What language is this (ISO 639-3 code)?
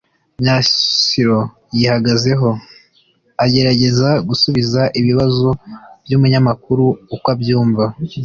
kin